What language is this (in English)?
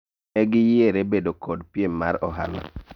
Luo (Kenya and Tanzania)